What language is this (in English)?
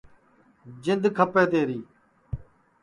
Sansi